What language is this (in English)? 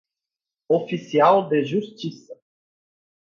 Portuguese